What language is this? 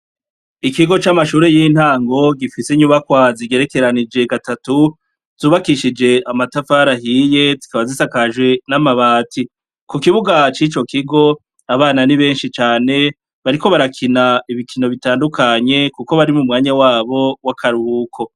Rundi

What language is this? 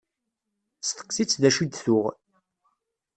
Kabyle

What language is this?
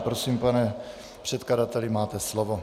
Czech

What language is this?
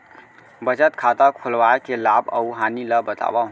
Chhattisgarhi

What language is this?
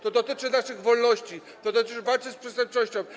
Polish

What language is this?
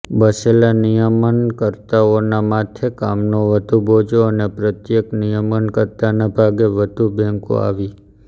Gujarati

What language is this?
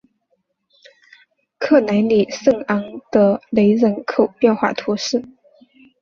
Chinese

